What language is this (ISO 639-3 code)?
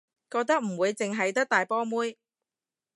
yue